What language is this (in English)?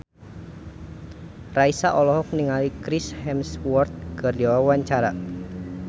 Sundanese